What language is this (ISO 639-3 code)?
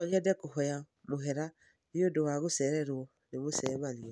kik